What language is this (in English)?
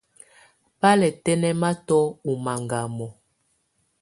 Tunen